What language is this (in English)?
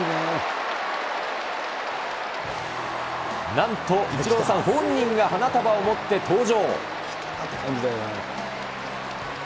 Japanese